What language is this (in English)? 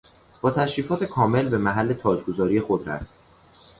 Persian